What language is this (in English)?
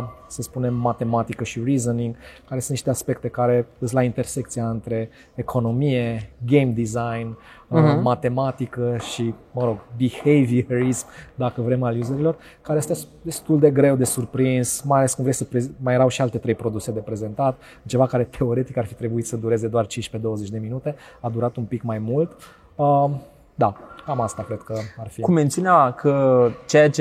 Romanian